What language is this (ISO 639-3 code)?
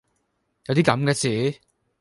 yue